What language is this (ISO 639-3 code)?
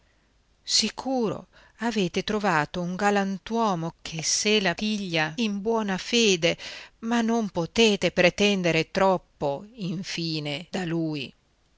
ita